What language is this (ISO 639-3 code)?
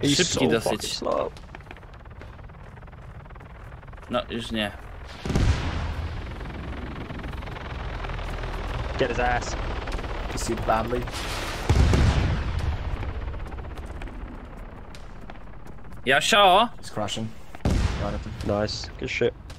pol